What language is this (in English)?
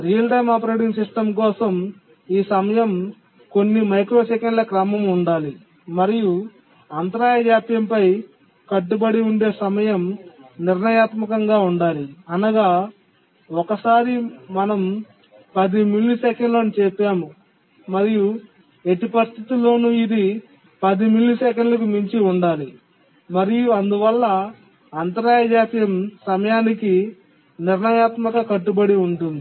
Telugu